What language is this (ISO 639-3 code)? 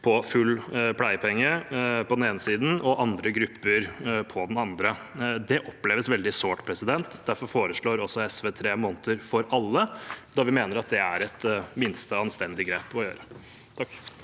nor